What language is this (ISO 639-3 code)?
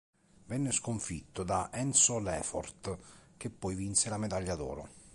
ita